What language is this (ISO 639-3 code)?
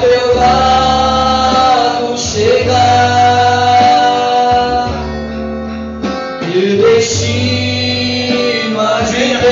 ron